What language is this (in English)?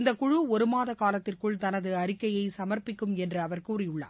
Tamil